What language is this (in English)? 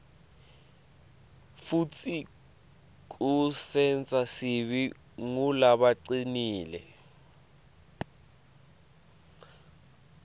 Swati